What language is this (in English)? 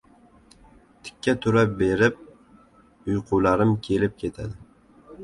Uzbek